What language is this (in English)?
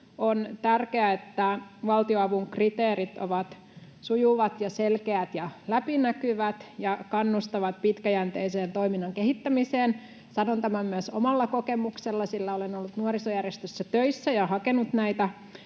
Finnish